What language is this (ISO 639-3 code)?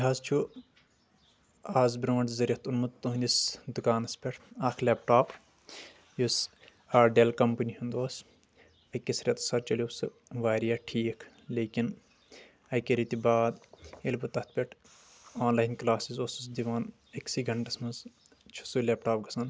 kas